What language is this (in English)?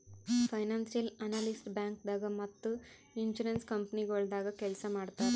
Kannada